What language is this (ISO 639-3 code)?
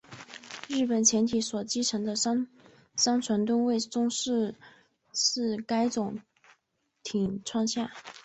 zho